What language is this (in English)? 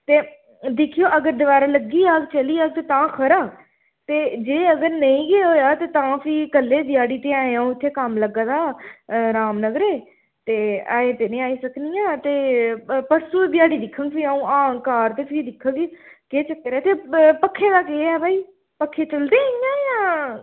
Dogri